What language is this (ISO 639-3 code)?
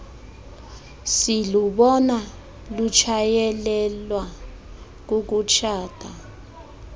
xho